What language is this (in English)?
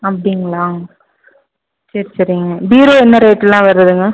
Tamil